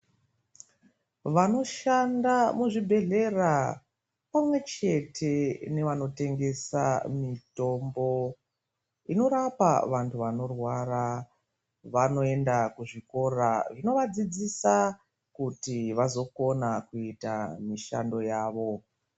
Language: Ndau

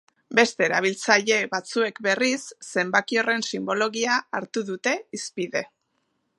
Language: Basque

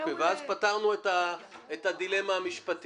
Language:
Hebrew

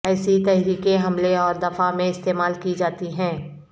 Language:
Urdu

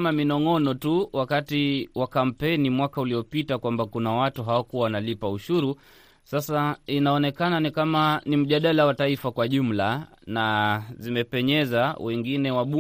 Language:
Swahili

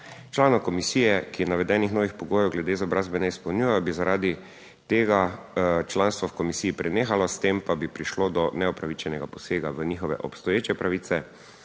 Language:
Slovenian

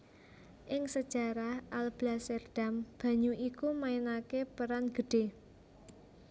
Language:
Javanese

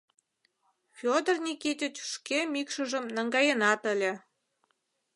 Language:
Mari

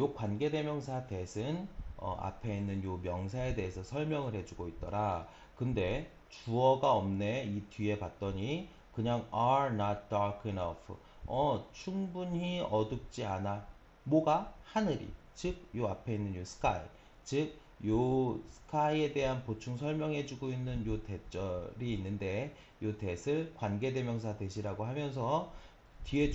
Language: Korean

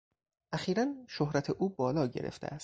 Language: Persian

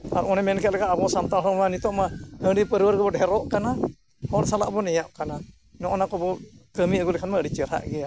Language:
Santali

